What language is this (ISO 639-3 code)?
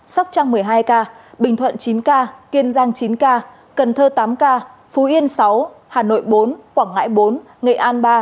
vie